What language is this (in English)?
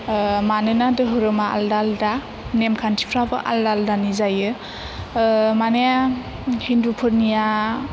Bodo